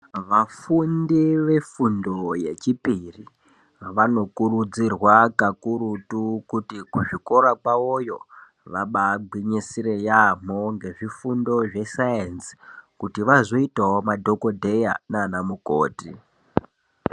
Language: Ndau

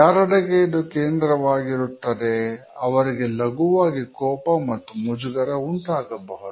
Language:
Kannada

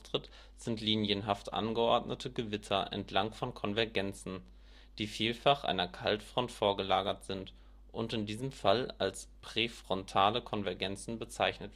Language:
German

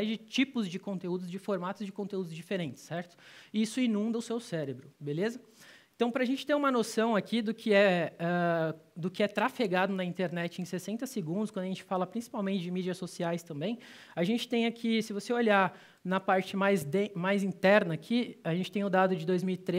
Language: Portuguese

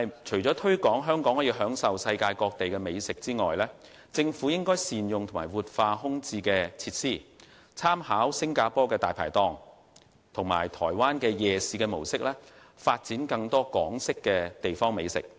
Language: Cantonese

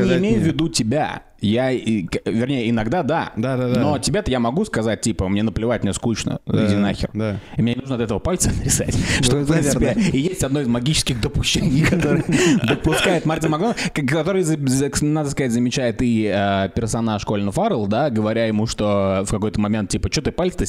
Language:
Russian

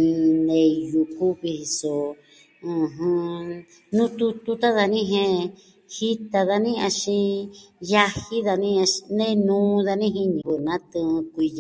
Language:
Southwestern Tlaxiaco Mixtec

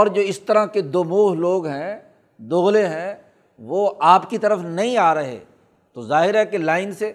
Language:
Urdu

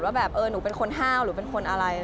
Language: Thai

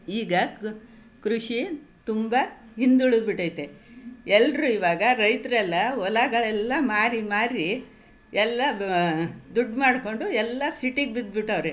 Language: Kannada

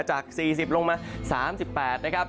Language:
Thai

